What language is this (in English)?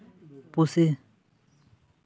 Santali